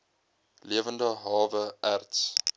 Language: Afrikaans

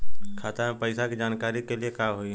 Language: Bhojpuri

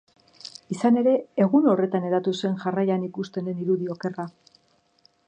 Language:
Basque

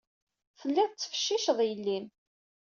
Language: Kabyle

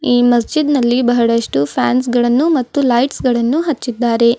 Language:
Kannada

